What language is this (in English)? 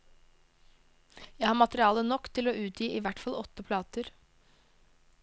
Norwegian